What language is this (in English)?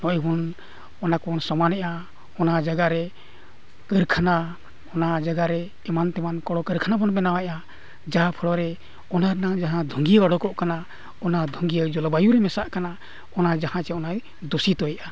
Santali